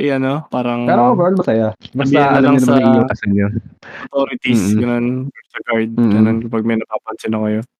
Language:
Filipino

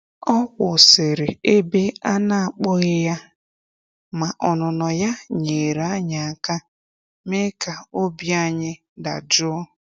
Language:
Igbo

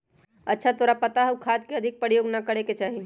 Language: Magahi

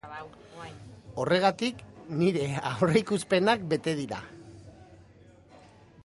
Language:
Basque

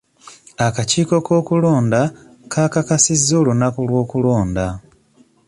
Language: Ganda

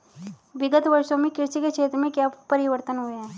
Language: Hindi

